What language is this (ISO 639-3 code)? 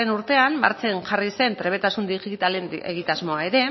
eus